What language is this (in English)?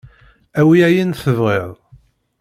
Kabyle